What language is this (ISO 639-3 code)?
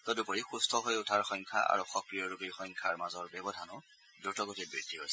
asm